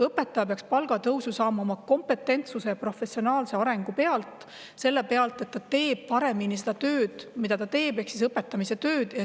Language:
Estonian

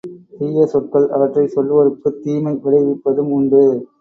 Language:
Tamil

